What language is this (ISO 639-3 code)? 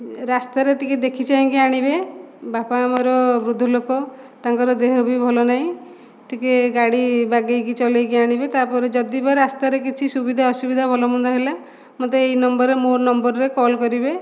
ori